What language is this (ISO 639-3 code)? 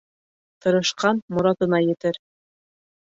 bak